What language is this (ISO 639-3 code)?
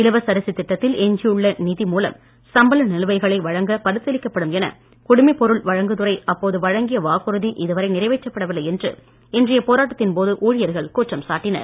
tam